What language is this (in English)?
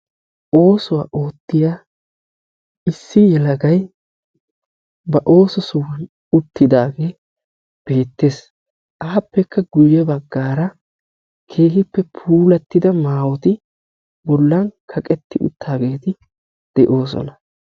Wolaytta